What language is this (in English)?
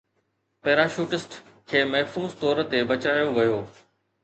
Sindhi